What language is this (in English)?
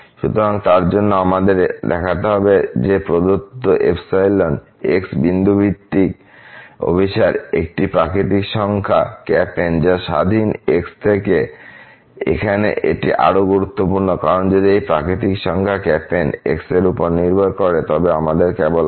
Bangla